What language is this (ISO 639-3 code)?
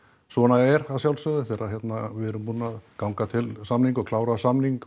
isl